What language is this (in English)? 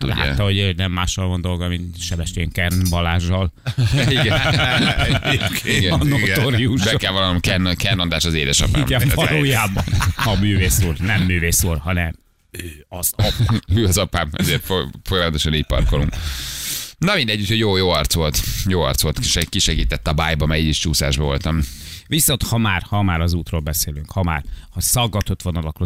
Hungarian